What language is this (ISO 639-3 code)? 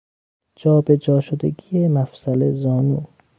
fas